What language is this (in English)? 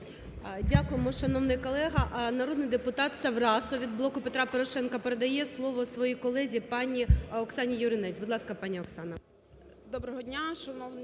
Ukrainian